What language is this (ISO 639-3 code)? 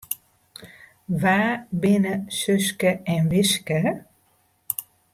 fry